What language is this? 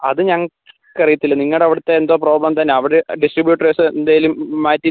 Malayalam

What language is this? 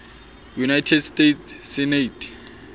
Southern Sotho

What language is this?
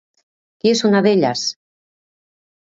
Catalan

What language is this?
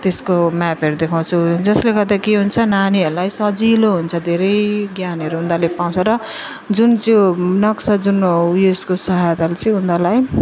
Nepali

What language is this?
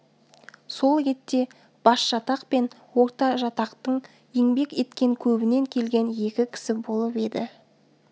Kazakh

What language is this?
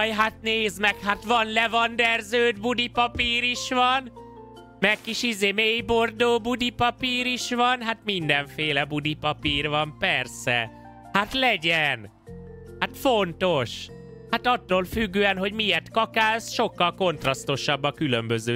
Hungarian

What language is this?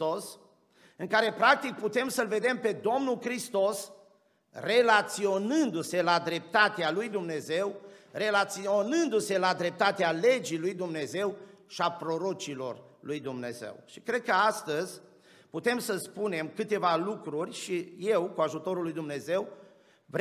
Romanian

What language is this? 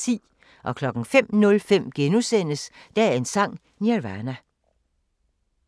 Danish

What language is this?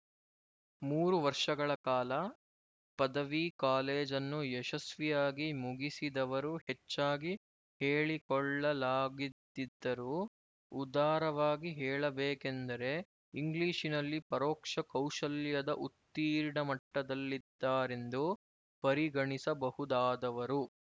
Kannada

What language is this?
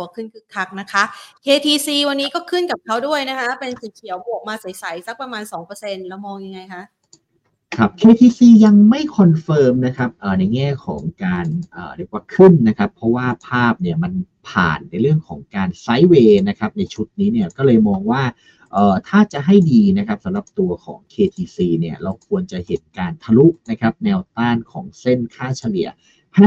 Thai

